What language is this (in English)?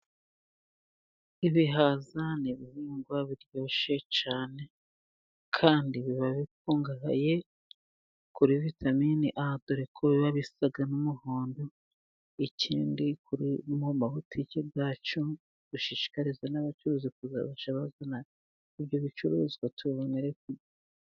Kinyarwanda